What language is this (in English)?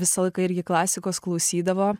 Lithuanian